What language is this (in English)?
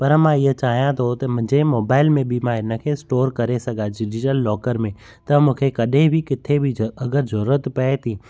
Sindhi